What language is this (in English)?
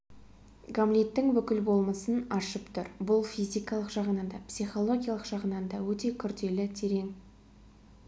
Kazakh